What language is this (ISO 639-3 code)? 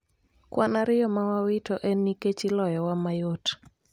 luo